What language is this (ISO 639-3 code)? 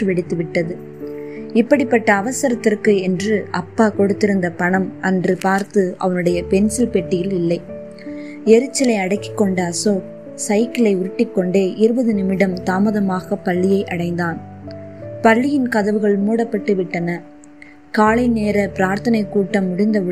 tam